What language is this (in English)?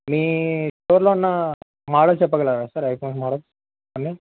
Telugu